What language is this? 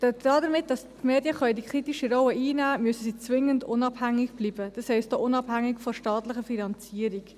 Swiss German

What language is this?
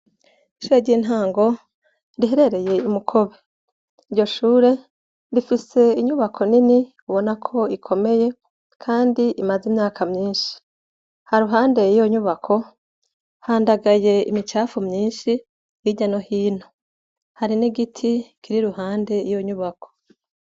Rundi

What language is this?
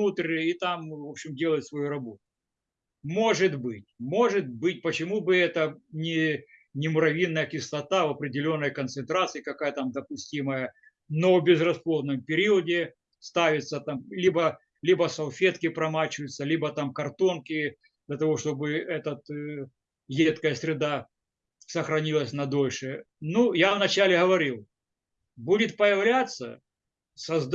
Russian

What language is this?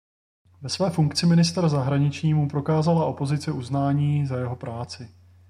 Czech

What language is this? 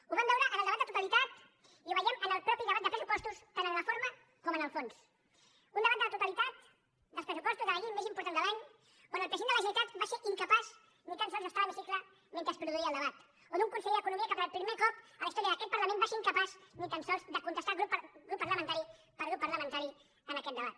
Catalan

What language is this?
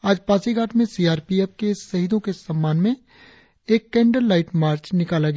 Hindi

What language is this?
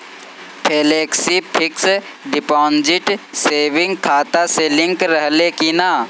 Bhojpuri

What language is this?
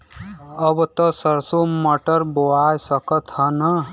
Bhojpuri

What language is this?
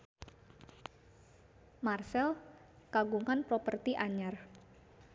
Sundanese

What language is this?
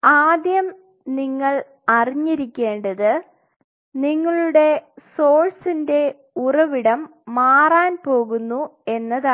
Malayalam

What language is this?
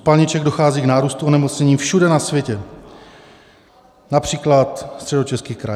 Czech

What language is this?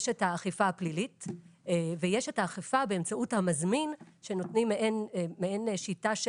Hebrew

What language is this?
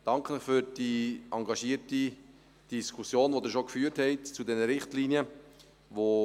Swiss German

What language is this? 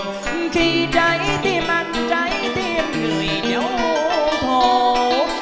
Vietnamese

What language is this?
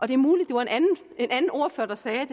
Danish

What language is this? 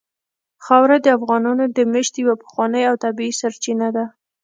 Pashto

